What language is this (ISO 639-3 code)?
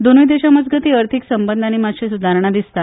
kok